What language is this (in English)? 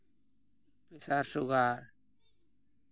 Santali